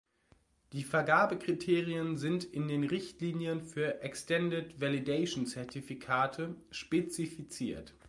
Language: German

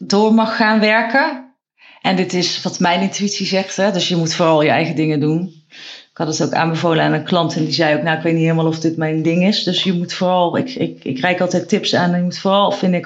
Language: Dutch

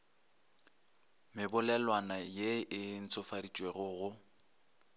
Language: Northern Sotho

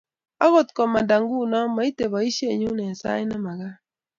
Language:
Kalenjin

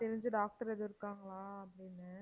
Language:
Tamil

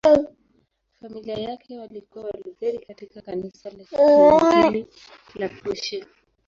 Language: Swahili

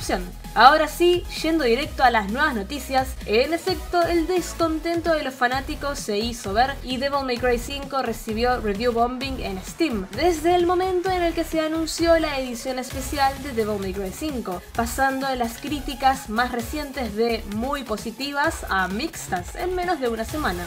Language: Spanish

